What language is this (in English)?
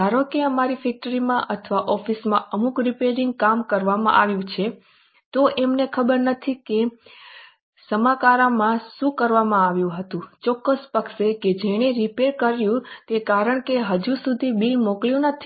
Gujarati